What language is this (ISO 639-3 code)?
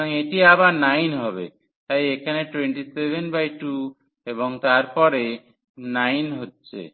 ben